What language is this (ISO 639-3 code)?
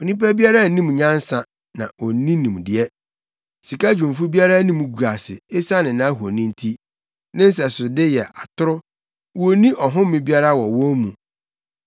aka